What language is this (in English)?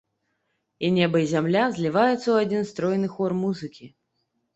Belarusian